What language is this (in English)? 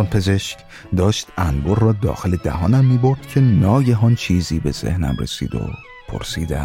Persian